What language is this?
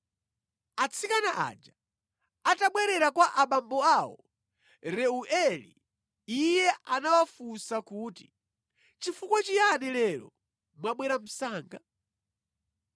Nyanja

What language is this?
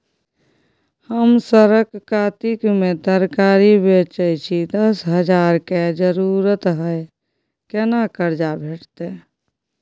Maithili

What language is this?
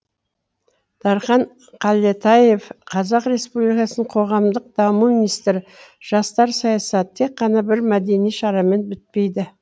Kazakh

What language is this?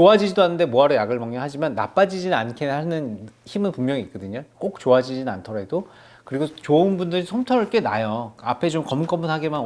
Korean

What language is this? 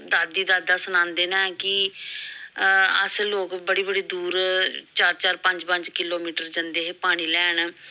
Dogri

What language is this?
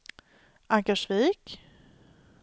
Swedish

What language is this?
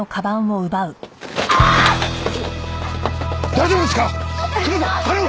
Japanese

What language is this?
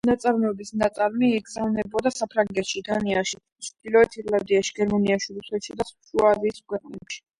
Georgian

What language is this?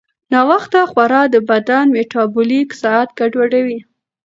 Pashto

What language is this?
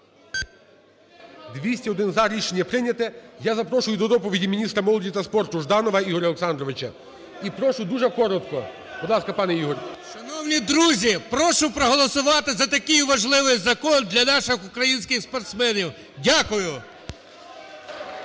Ukrainian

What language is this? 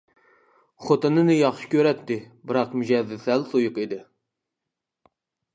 Uyghur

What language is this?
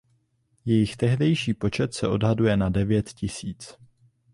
Czech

